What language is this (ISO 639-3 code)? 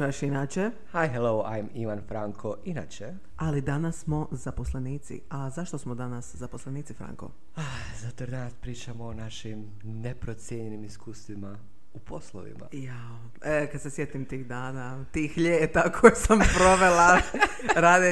hrv